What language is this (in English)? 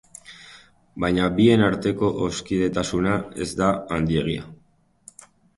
Basque